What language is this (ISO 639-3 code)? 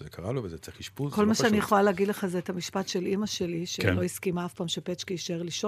heb